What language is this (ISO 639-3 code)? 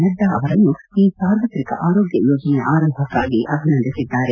kan